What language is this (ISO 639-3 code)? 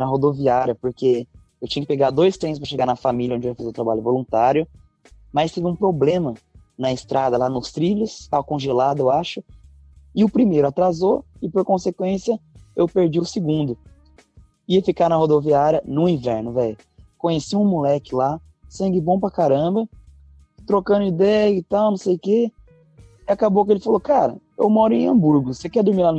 por